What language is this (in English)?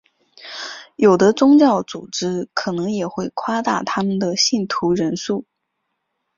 Chinese